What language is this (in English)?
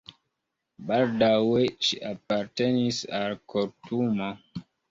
Esperanto